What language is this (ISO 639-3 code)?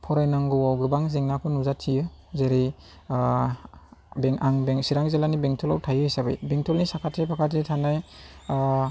brx